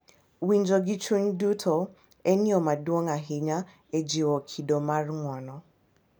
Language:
Luo (Kenya and Tanzania)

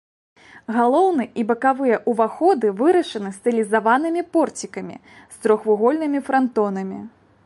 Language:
Belarusian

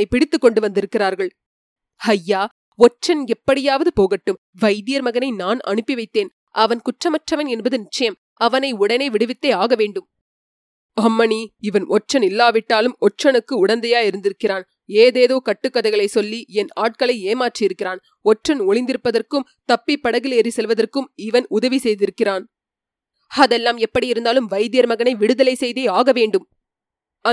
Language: Tamil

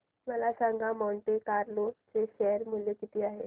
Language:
Marathi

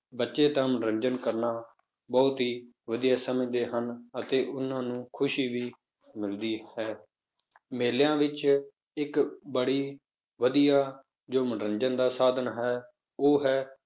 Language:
Punjabi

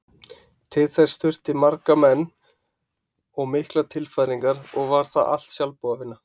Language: Icelandic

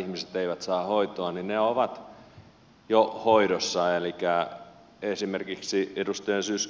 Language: Finnish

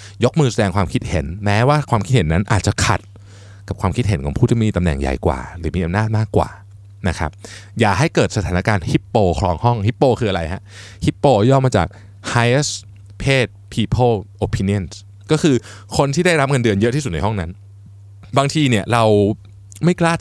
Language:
Thai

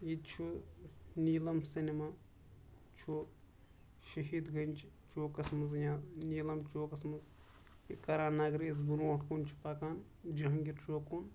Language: Kashmiri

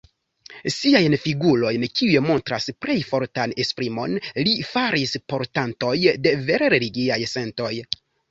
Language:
Esperanto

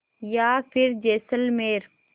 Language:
Hindi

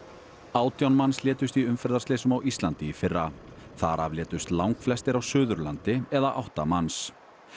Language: Icelandic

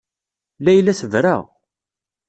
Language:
Kabyle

